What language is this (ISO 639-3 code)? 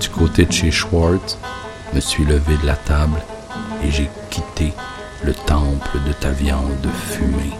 fra